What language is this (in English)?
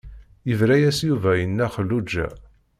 Kabyle